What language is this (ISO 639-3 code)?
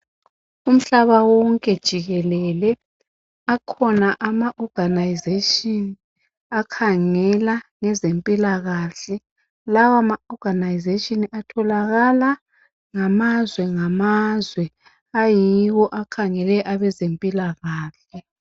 nde